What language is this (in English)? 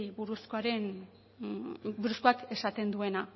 Basque